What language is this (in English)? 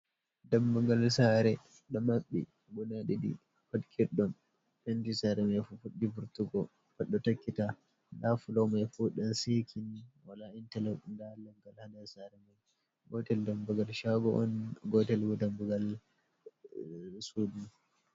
Fula